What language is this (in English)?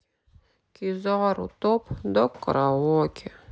Russian